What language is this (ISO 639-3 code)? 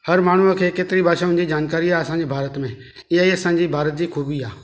snd